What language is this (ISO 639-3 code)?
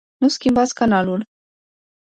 ron